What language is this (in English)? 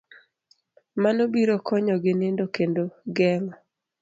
Luo (Kenya and Tanzania)